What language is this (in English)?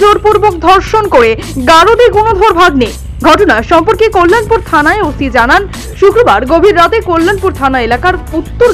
Hindi